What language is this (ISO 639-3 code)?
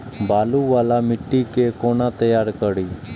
mai